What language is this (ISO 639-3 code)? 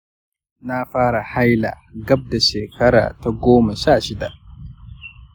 hau